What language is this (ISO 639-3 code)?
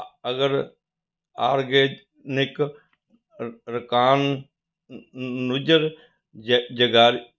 pan